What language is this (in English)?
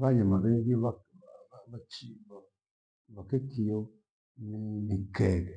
Gweno